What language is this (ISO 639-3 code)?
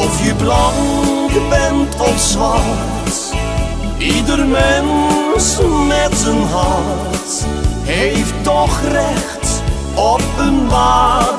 nld